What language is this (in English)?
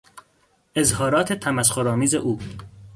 Persian